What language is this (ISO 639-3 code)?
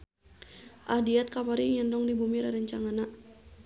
sun